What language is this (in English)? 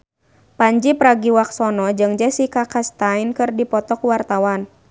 Sundanese